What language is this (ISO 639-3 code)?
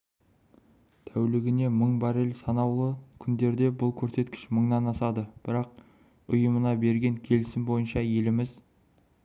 kaz